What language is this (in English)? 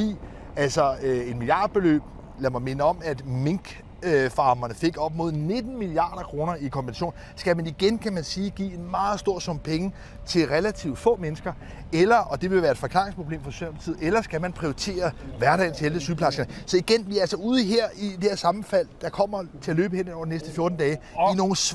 Danish